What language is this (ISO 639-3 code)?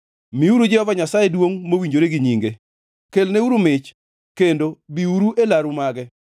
luo